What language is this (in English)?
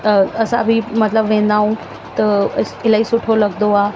Sindhi